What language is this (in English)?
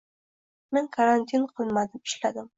Uzbek